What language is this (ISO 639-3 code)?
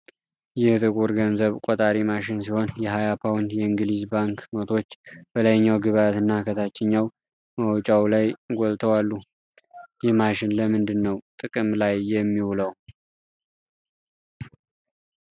amh